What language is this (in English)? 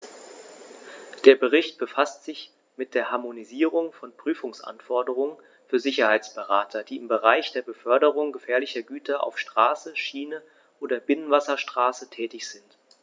German